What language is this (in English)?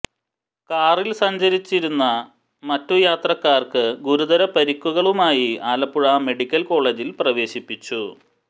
Malayalam